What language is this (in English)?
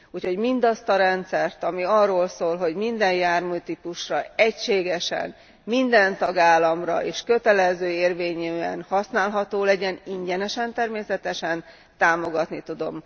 Hungarian